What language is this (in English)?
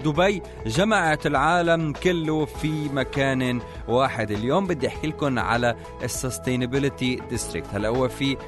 Arabic